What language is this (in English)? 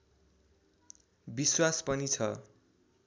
Nepali